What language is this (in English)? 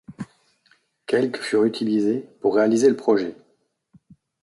French